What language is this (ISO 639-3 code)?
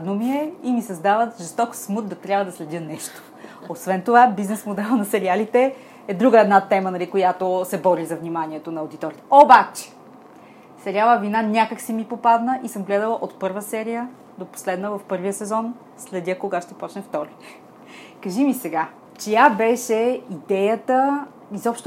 bul